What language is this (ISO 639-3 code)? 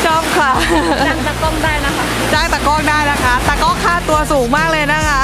tha